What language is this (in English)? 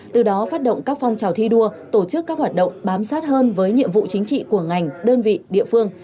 Vietnamese